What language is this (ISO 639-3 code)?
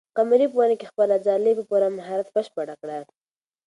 pus